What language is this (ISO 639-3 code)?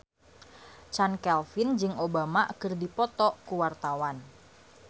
sun